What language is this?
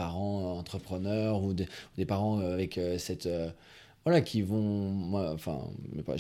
French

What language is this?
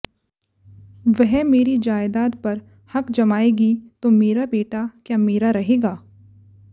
Hindi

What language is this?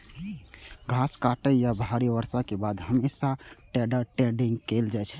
Maithili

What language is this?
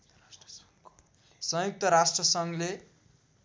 Nepali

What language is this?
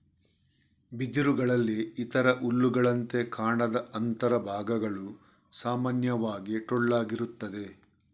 Kannada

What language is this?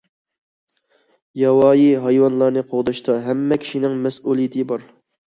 Uyghur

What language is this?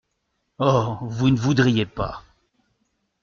French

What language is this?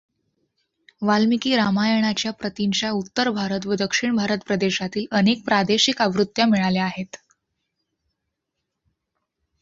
Marathi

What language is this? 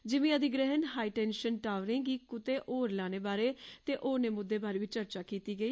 Dogri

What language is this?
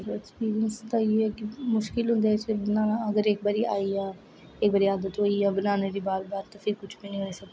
Dogri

